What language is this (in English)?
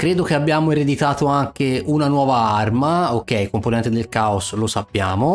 Italian